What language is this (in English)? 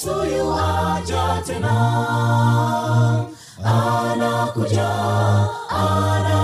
Swahili